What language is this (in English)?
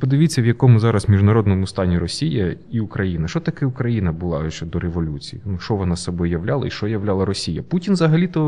Ukrainian